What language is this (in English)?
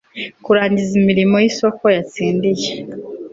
Kinyarwanda